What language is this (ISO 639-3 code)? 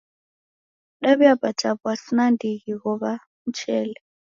dav